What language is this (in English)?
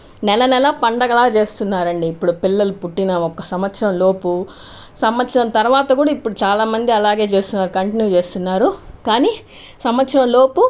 Telugu